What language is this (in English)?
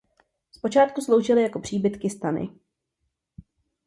Czech